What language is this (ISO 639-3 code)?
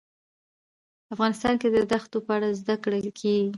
pus